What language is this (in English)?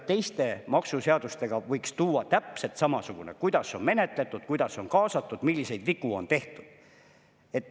Estonian